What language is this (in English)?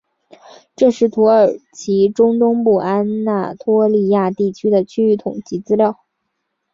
Chinese